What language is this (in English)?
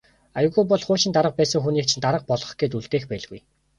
Mongolian